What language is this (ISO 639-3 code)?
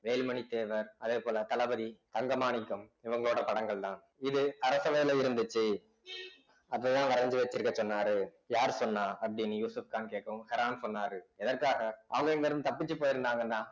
tam